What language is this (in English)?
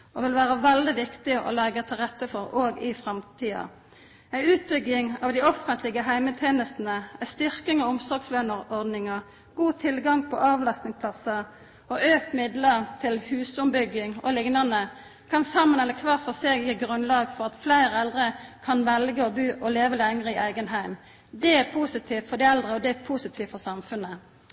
Norwegian Nynorsk